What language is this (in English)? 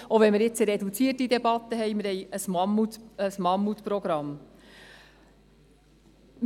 Swiss German